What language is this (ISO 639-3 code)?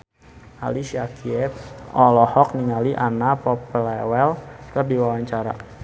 sun